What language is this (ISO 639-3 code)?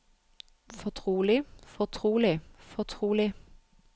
nor